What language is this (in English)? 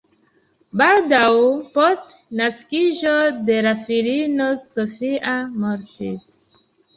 Esperanto